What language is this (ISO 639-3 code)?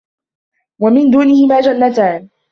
ara